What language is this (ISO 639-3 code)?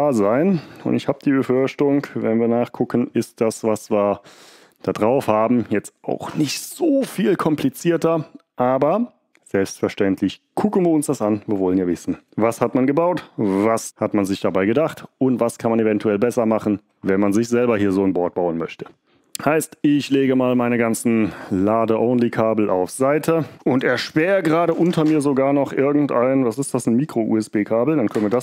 deu